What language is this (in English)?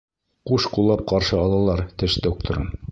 Bashkir